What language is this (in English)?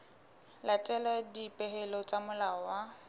Southern Sotho